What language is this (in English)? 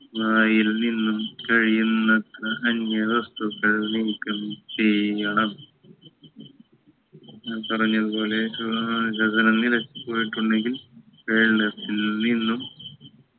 Malayalam